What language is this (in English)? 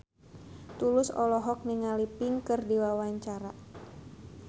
Sundanese